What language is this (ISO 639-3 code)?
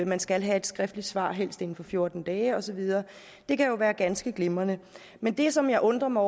dan